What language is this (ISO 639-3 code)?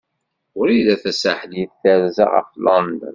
kab